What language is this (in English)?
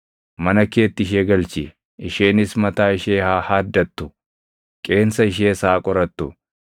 Oromo